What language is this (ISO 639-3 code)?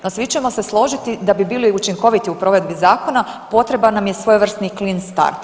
hrv